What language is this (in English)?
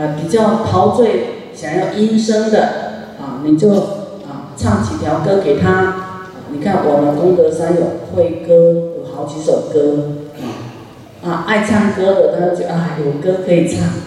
Chinese